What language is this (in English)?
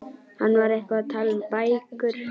Icelandic